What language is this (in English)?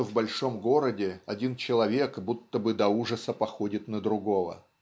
Russian